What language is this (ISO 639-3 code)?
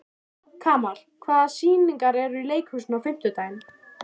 isl